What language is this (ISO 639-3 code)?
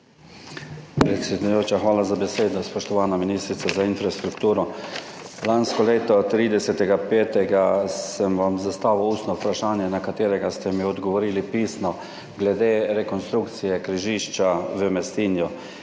slv